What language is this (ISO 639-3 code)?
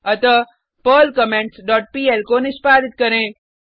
hin